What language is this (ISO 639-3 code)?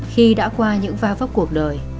vie